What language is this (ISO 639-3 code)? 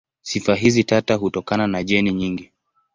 swa